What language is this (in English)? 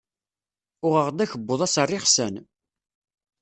Kabyle